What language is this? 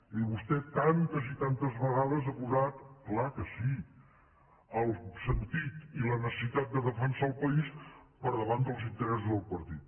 Catalan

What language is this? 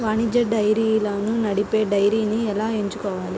Telugu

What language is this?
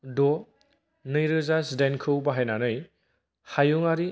Bodo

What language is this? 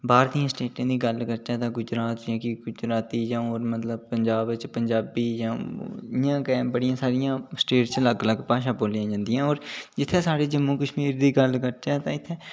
Dogri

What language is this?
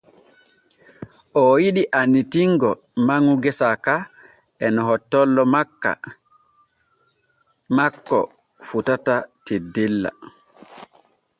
Borgu Fulfulde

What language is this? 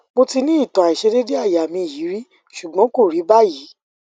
Yoruba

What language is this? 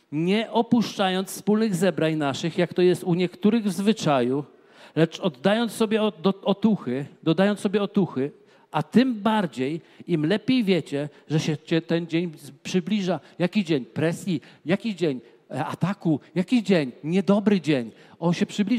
Polish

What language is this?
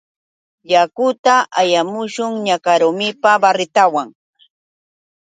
Yauyos Quechua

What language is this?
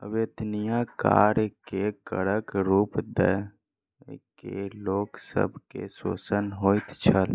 Maithili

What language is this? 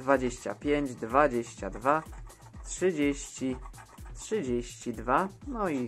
Polish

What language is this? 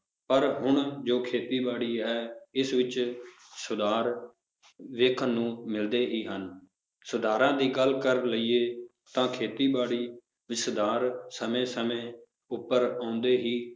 Punjabi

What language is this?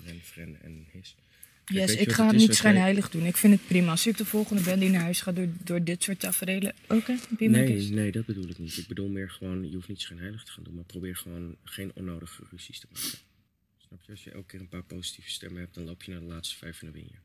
Dutch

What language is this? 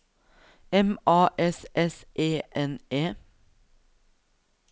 Norwegian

